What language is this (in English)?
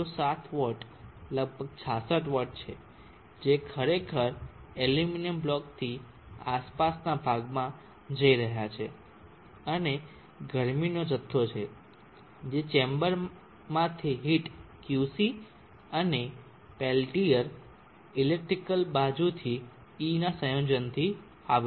Gujarati